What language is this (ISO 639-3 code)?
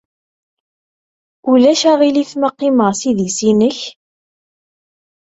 kab